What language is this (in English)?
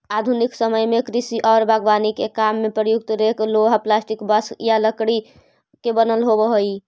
Magahi